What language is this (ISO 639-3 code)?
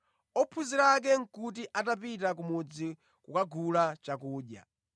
nya